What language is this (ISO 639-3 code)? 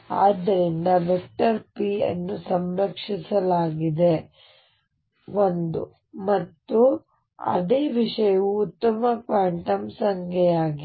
kan